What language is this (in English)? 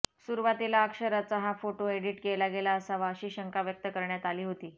Marathi